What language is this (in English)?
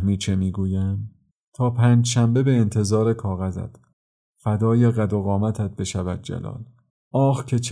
Persian